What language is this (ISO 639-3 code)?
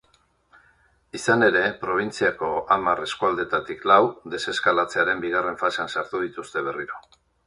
eus